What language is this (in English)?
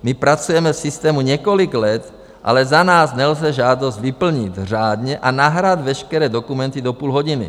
Czech